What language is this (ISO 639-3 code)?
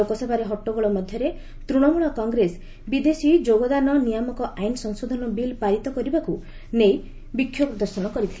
ori